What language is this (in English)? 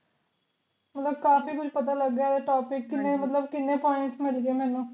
Punjabi